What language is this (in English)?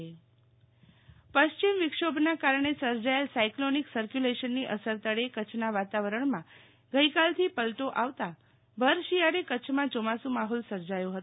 Gujarati